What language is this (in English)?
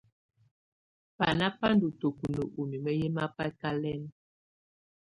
Tunen